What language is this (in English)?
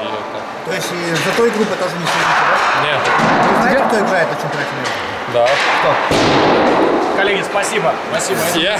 Russian